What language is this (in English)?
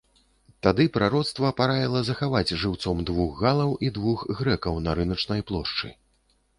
Belarusian